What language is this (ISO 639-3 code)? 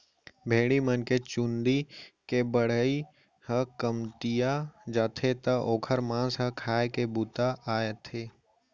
hne